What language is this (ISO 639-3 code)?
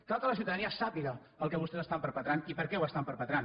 cat